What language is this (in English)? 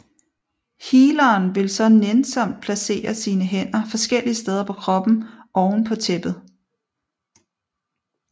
Danish